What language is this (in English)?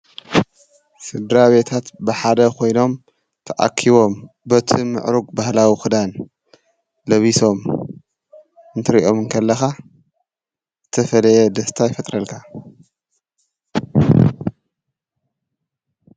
Tigrinya